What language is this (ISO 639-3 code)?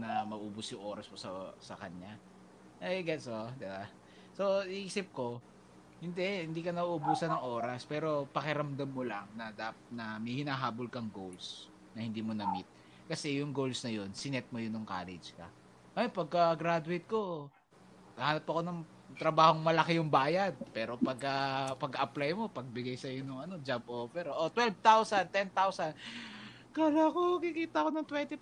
fil